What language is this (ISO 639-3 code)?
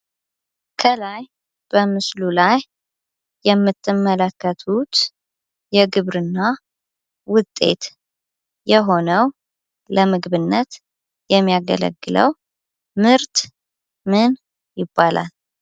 amh